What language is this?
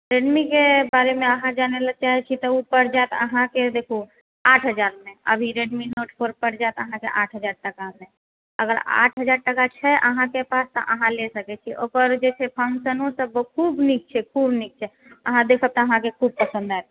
Maithili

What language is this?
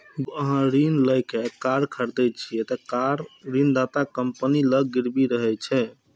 Maithili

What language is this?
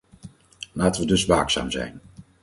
Dutch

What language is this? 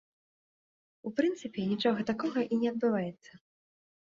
Belarusian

